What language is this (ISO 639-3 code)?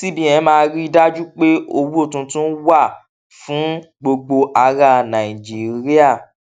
yor